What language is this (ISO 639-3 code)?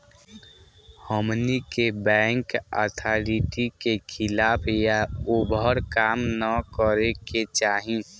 bho